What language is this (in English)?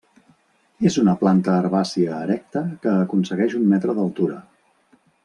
Catalan